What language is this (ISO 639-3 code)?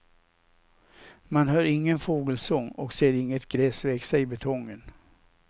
swe